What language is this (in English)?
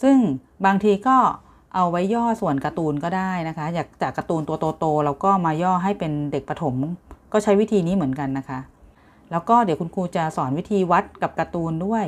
Thai